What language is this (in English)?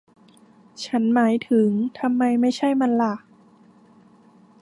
Thai